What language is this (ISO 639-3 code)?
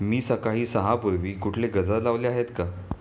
mar